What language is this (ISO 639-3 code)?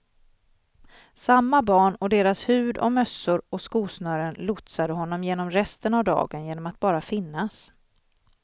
swe